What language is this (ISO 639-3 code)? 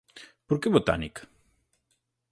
glg